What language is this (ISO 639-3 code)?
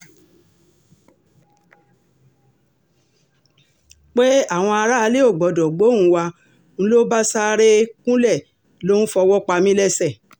yor